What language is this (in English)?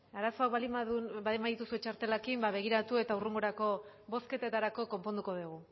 Basque